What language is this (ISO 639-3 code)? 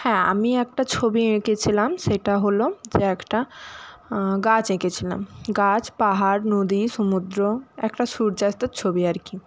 ben